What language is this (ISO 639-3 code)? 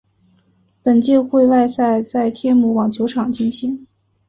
zho